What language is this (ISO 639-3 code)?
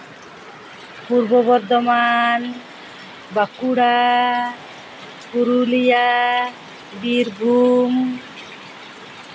sat